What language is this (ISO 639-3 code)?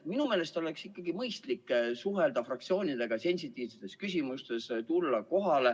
est